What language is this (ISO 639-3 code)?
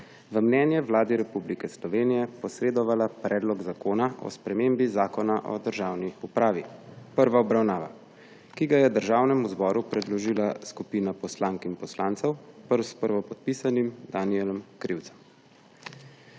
slv